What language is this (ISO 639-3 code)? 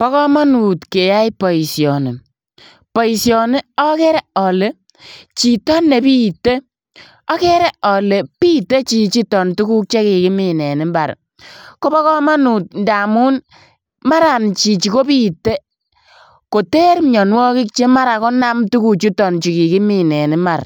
kln